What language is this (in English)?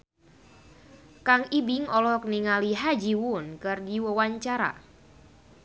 Sundanese